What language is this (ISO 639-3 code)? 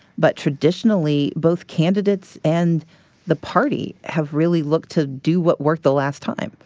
eng